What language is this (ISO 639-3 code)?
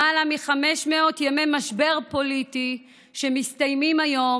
heb